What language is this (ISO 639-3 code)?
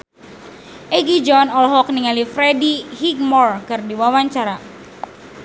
sun